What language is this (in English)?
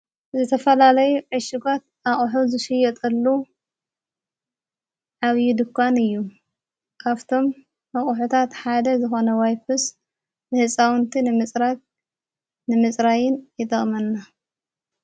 Tigrinya